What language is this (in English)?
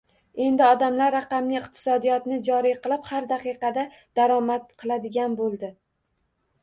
Uzbek